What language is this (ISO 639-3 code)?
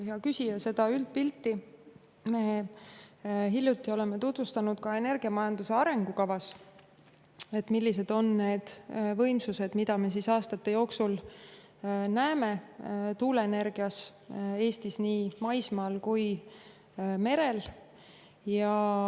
est